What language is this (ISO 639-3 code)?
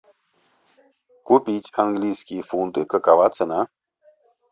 rus